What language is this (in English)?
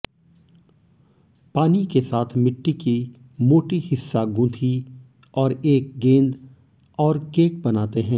Hindi